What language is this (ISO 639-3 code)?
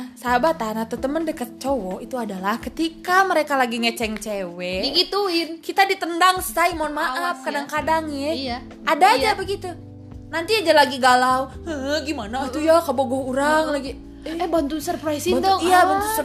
ind